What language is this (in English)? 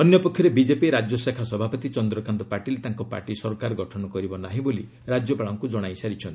Odia